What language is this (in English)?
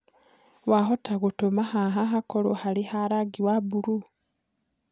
Kikuyu